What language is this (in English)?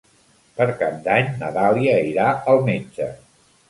Catalan